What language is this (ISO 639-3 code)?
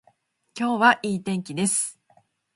jpn